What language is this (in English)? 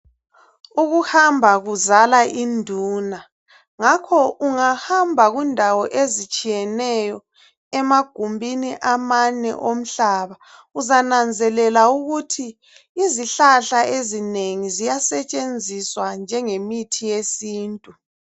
North Ndebele